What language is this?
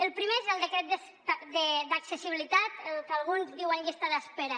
Catalan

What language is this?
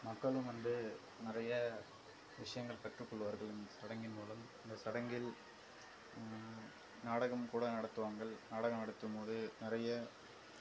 Tamil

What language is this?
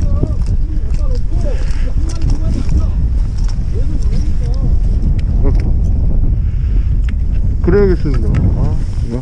Korean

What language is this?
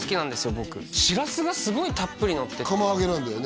Japanese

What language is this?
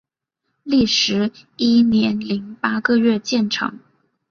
Chinese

